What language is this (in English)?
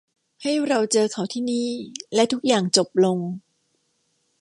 Thai